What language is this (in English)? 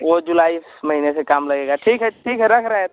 Hindi